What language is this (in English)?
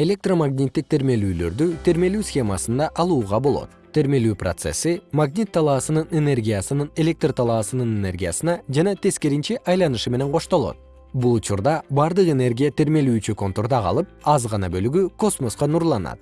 Kyrgyz